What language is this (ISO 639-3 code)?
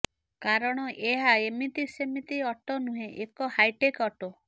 ori